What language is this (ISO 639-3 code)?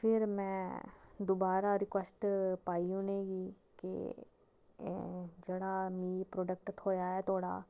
doi